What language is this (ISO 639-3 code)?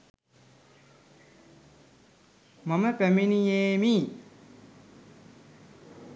sin